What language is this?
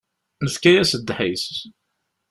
Kabyle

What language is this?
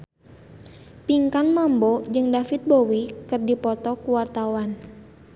Sundanese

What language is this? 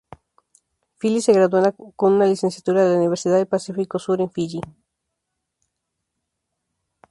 Spanish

